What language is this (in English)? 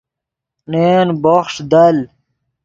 Yidgha